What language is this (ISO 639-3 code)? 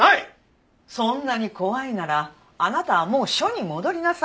jpn